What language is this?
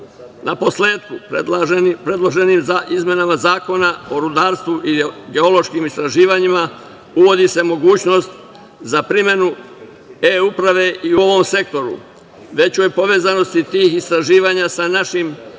Serbian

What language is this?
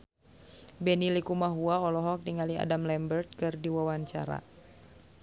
Sundanese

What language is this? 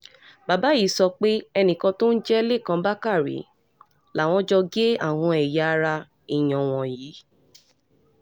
Yoruba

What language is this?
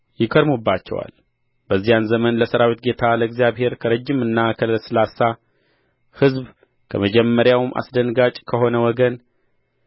Amharic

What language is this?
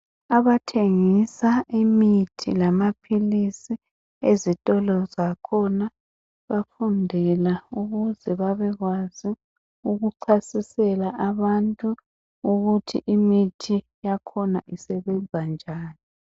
North Ndebele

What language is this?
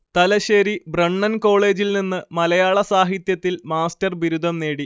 Malayalam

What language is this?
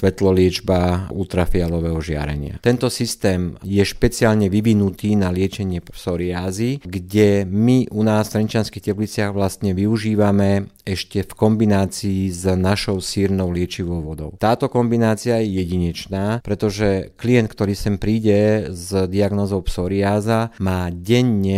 Slovak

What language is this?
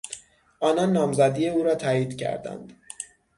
Persian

